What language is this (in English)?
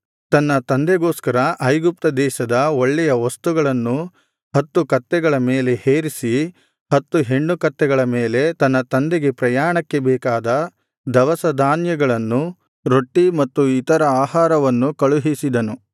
Kannada